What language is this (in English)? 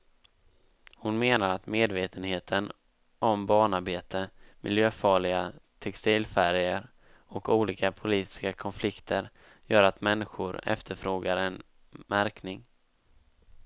Swedish